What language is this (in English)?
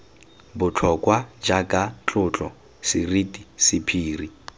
Tswana